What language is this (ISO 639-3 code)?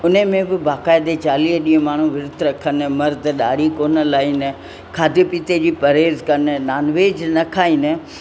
snd